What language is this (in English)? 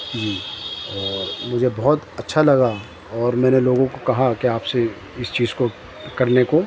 Urdu